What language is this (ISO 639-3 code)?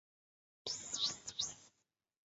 zho